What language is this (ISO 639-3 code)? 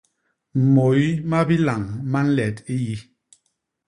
bas